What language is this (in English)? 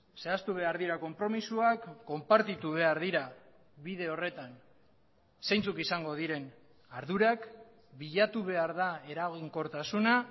Basque